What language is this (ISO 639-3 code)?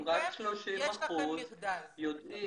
heb